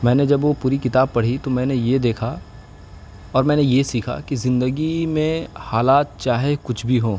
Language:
Urdu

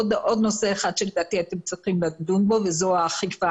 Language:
Hebrew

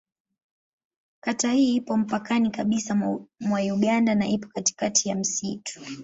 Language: Swahili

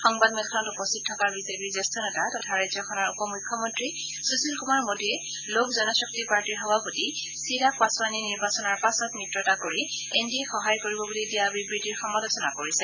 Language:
Assamese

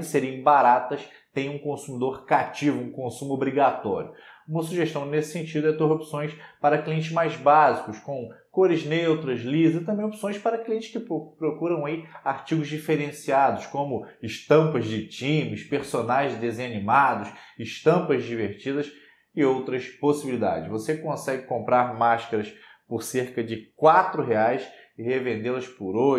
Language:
Portuguese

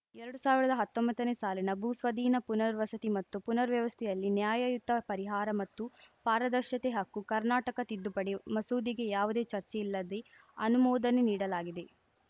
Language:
Kannada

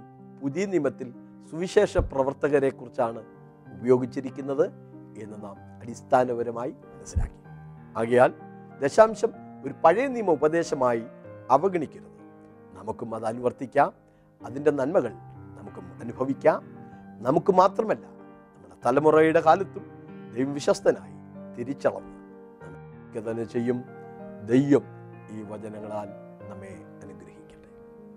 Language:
Malayalam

